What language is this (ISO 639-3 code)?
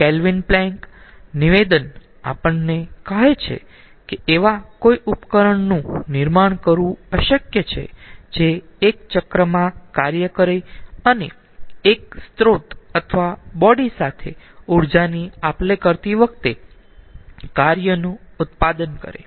guj